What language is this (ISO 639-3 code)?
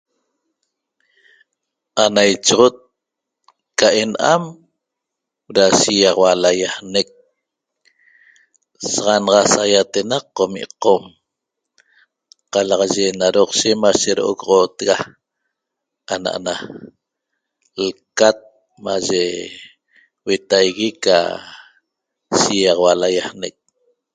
tob